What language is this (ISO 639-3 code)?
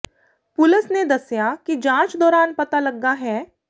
pan